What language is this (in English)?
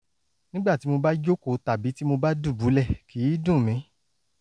Yoruba